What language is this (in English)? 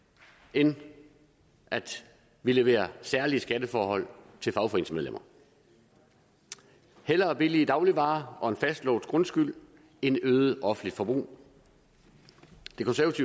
Danish